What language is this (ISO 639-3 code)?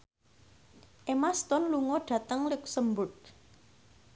jav